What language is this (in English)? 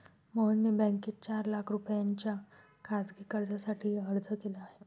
Marathi